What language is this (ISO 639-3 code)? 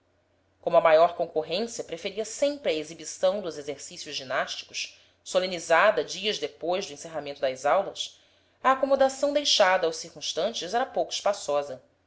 por